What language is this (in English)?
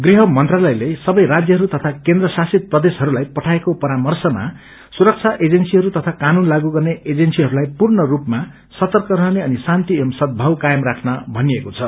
Nepali